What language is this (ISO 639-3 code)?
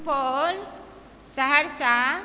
mai